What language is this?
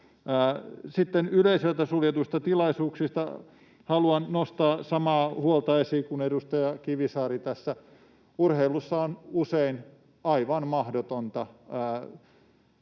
Finnish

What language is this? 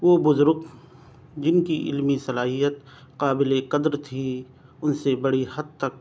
Urdu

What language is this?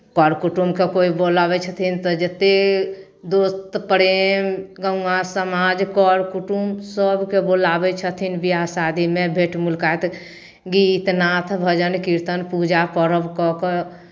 Maithili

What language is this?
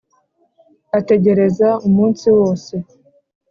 Kinyarwanda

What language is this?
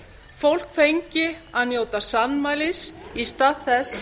Icelandic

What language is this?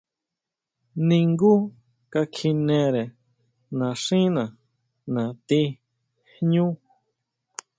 Huautla Mazatec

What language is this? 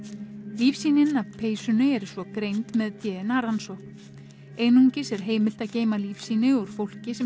Icelandic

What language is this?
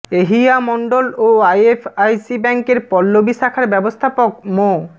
Bangla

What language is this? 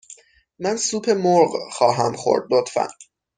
Persian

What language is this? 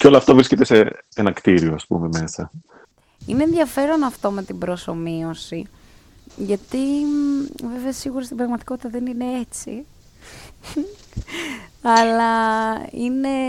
Greek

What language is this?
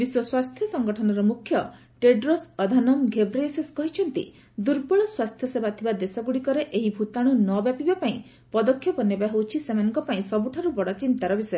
Odia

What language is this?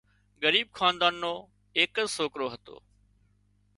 Wadiyara Koli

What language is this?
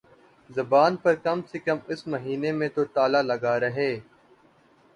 Urdu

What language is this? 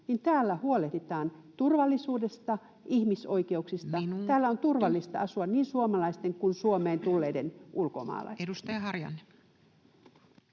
Finnish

